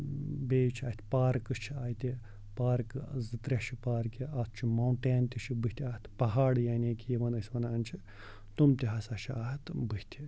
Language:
Kashmiri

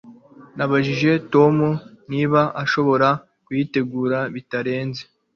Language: Kinyarwanda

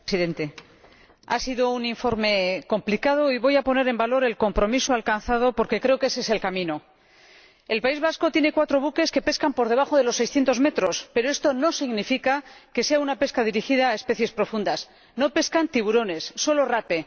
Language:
Spanish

